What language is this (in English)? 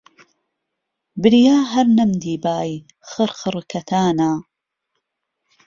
Central Kurdish